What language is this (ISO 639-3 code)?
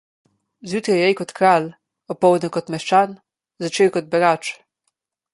slv